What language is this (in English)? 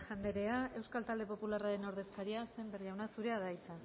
Basque